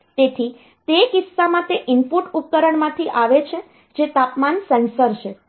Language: Gujarati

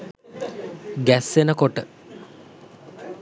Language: Sinhala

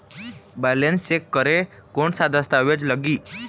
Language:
Chhattisgarhi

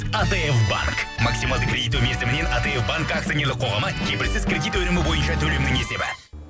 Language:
Kazakh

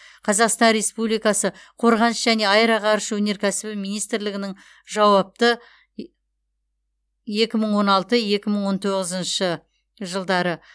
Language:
Kazakh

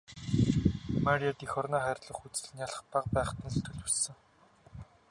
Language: Mongolian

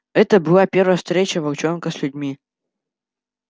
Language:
Russian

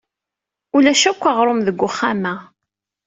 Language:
Kabyle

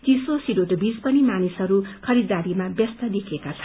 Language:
Nepali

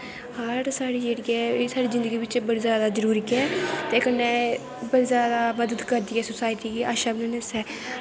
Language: Dogri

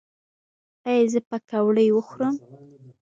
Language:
Pashto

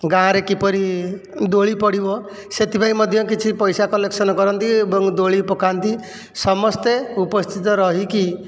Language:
Odia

